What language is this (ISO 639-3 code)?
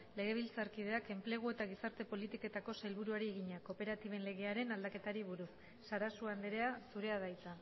eus